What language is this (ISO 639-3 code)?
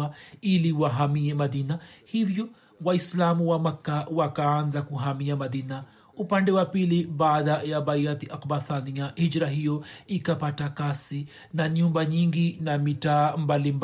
swa